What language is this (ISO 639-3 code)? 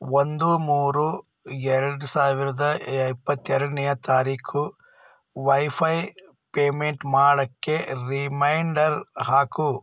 kan